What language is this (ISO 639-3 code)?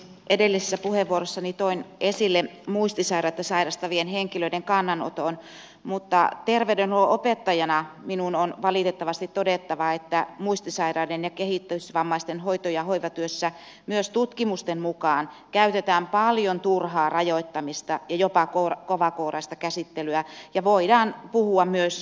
fin